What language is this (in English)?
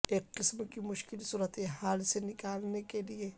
Urdu